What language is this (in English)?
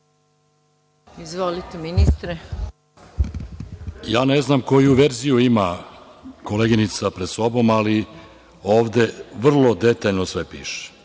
Serbian